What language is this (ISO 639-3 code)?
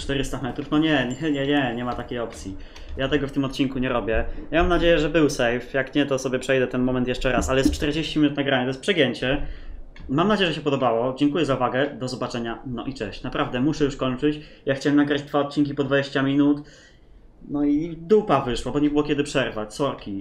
pol